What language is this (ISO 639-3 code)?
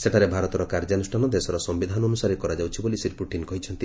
ori